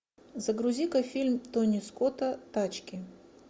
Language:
Russian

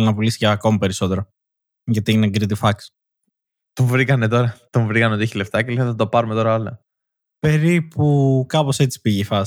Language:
Greek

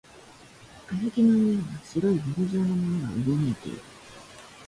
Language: Japanese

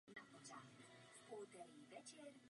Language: Czech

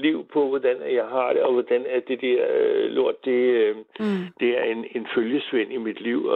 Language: Danish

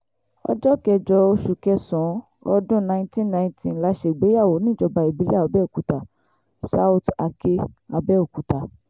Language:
Yoruba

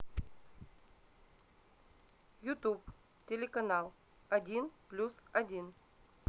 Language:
Russian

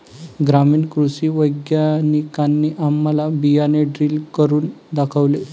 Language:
Marathi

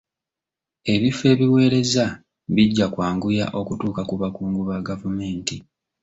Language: Ganda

